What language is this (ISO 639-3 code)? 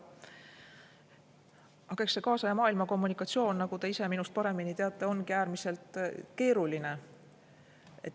est